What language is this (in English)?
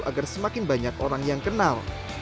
Indonesian